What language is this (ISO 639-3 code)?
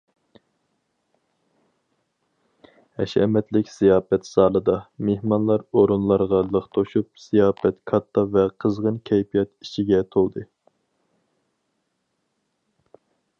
uig